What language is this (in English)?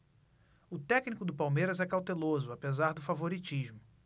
Portuguese